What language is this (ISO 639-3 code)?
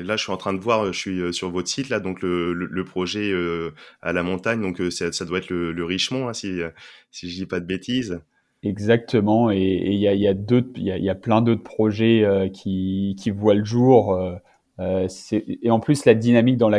fra